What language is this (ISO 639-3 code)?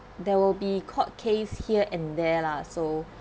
eng